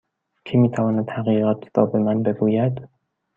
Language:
Persian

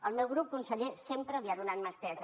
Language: Catalan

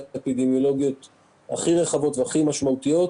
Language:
Hebrew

